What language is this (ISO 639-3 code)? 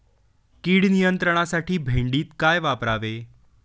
mar